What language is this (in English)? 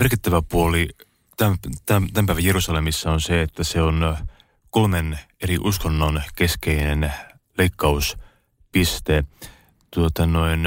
Finnish